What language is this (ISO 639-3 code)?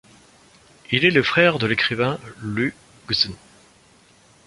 fra